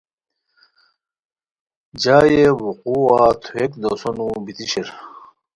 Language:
Khowar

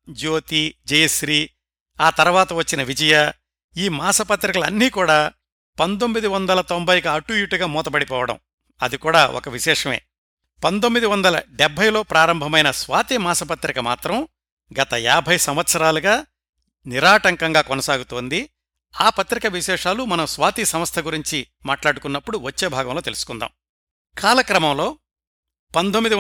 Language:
Telugu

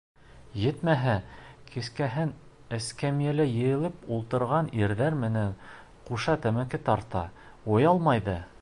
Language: Bashkir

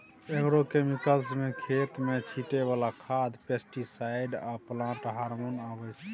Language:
Maithili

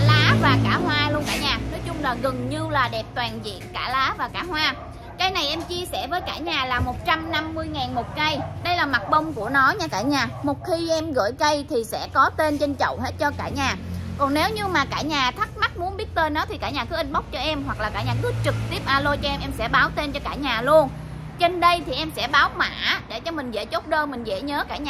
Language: Vietnamese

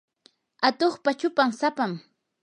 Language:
Yanahuanca Pasco Quechua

